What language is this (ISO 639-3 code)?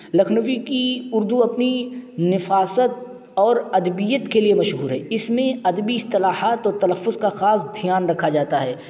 urd